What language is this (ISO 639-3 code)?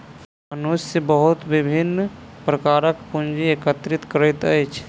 mai